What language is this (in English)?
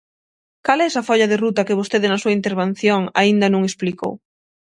Galician